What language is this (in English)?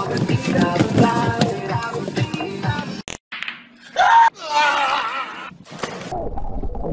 English